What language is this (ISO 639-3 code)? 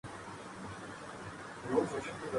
urd